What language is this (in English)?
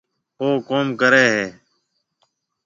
Marwari (Pakistan)